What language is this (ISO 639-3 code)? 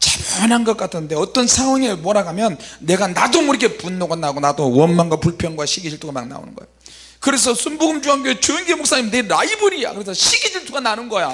kor